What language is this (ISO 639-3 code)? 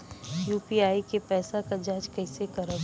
bho